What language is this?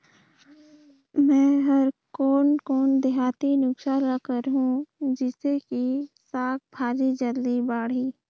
Chhattisgarhi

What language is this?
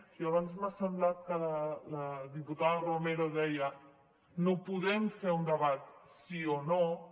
Catalan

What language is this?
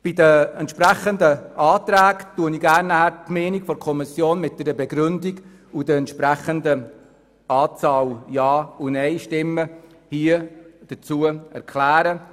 Swiss German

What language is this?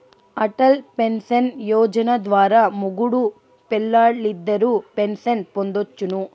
Telugu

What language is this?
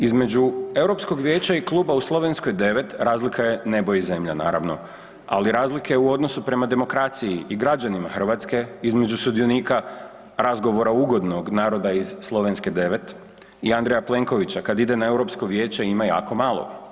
Croatian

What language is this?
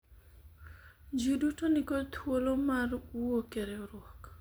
Luo (Kenya and Tanzania)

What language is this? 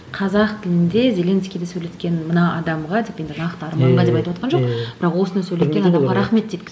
Kazakh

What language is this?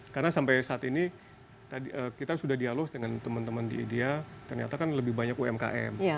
Indonesian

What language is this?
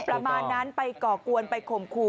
Thai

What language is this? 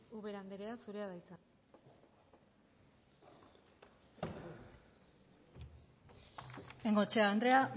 Basque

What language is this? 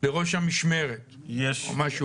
Hebrew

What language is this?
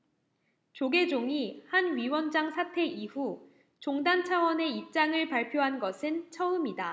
Korean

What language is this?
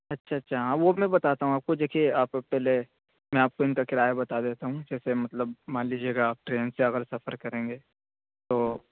Urdu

